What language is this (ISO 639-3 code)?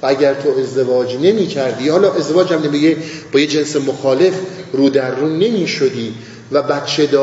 fas